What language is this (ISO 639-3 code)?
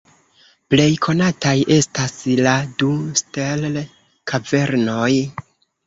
epo